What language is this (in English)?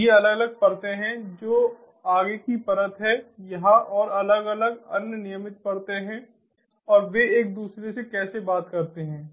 Hindi